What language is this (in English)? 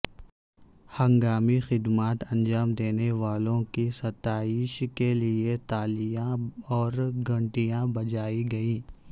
Urdu